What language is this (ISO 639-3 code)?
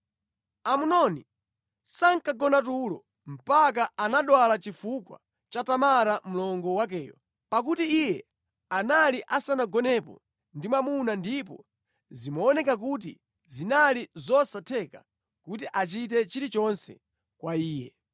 nya